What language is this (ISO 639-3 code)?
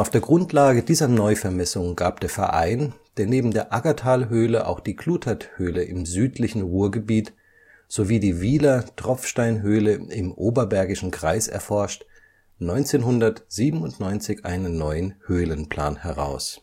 deu